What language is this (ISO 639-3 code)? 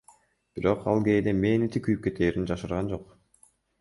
kir